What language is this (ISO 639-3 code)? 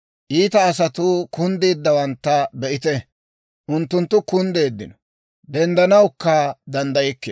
dwr